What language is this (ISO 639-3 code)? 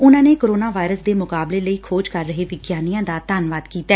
pan